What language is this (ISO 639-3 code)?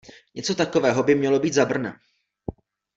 ces